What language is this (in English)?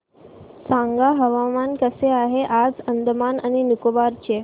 Marathi